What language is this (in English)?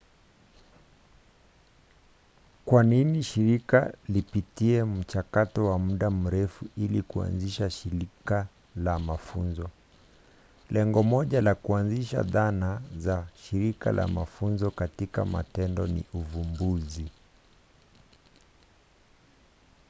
Swahili